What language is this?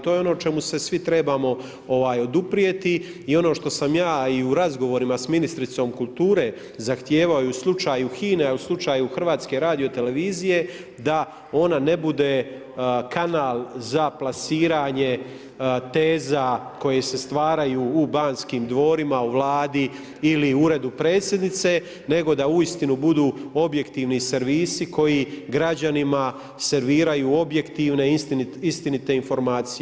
Croatian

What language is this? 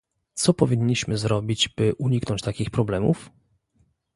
Polish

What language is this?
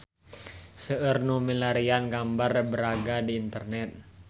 Sundanese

